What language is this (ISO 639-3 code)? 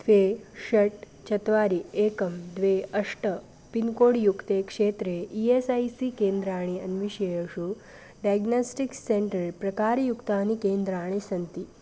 san